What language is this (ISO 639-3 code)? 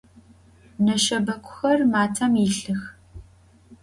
ady